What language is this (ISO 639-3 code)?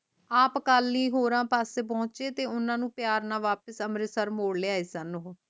pan